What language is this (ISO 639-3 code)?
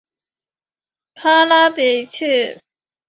zho